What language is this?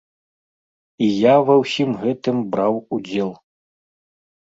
Belarusian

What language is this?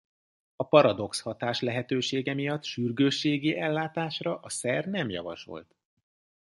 Hungarian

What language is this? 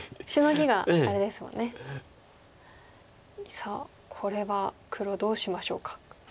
Japanese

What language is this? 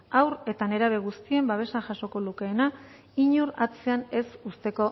Basque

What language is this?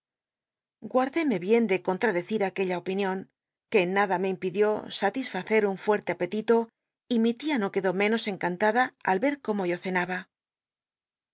Spanish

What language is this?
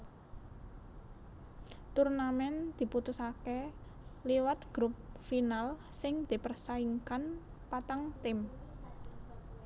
Javanese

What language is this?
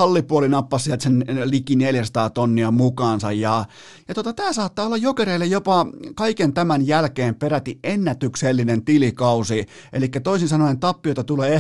Finnish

